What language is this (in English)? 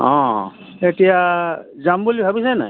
Assamese